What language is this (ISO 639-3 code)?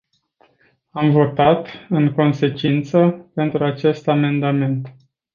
ron